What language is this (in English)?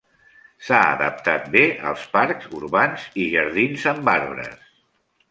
Catalan